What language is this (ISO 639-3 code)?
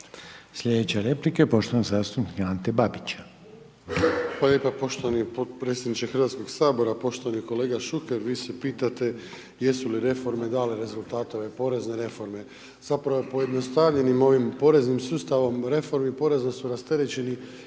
hrv